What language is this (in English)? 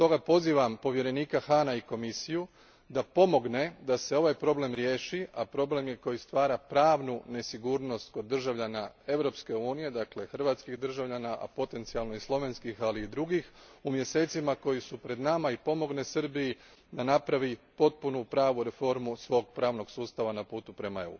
Croatian